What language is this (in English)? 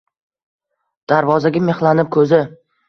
Uzbek